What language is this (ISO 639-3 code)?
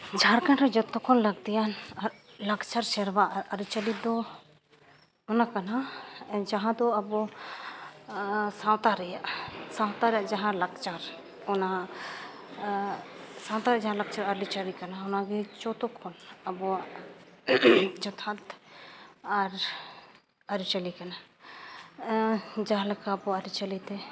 sat